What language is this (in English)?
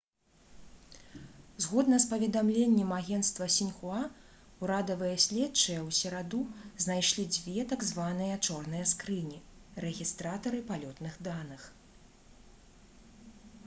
Belarusian